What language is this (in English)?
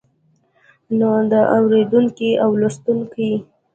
Pashto